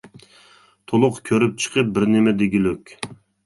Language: Uyghur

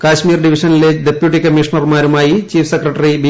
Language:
Malayalam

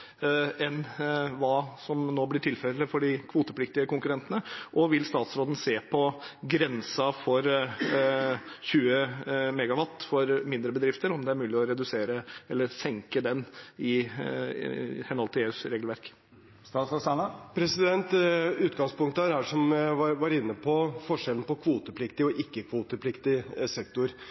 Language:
Norwegian Bokmål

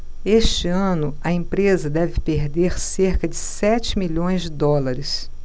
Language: Portuguese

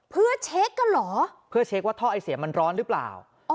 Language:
Thai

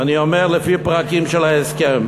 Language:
Hebrew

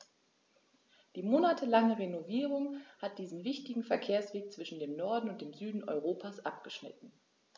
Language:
German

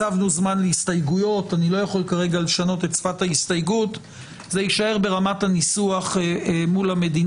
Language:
Hebrew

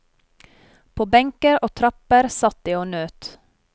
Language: Norwegian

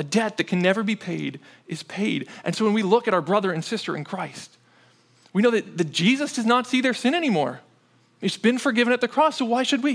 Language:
English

